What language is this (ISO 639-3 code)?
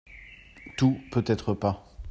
fra